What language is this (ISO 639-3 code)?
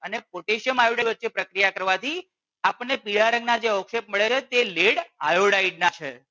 guj